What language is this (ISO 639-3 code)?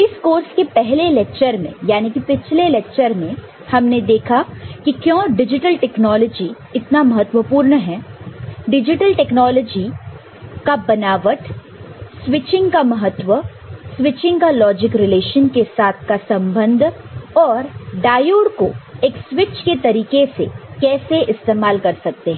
hin